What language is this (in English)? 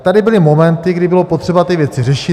Czech